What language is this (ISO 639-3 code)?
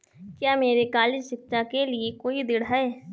hin